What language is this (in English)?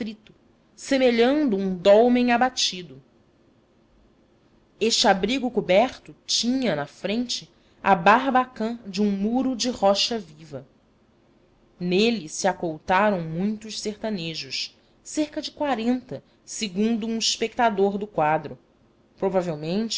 Portuguese